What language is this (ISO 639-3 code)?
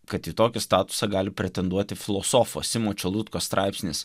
lit